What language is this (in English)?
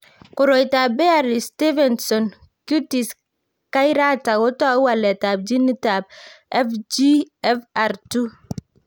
Kalenjin